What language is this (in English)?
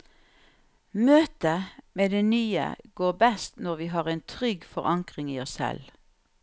Norwegian